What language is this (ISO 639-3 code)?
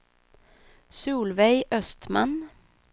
swe